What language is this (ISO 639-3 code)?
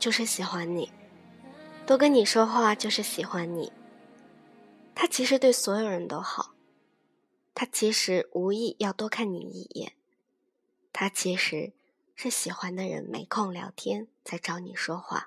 zho